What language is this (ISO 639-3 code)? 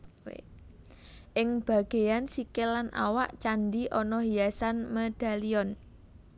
jav